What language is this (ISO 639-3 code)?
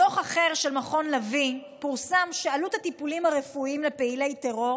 heb